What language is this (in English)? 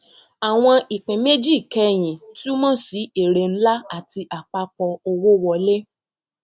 Yoruba